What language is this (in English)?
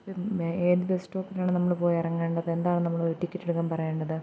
Malayalam